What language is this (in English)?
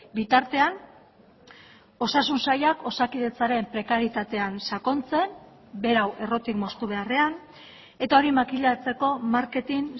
Basque